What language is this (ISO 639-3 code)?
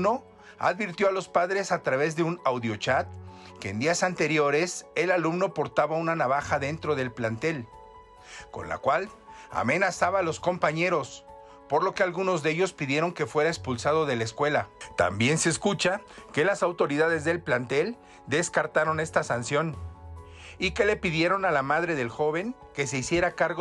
spa